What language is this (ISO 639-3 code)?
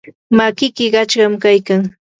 qur